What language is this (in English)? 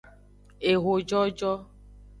Aja (Benin)